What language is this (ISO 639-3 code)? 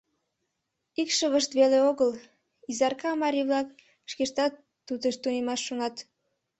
chm